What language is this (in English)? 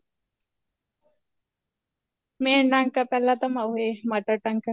Punjabi